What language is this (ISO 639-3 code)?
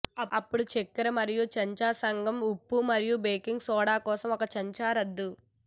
tel